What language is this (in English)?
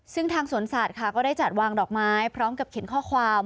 Thai